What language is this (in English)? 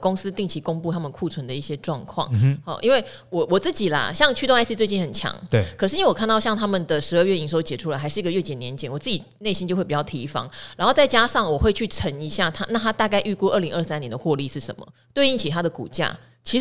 Chinese